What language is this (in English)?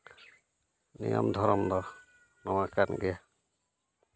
Santali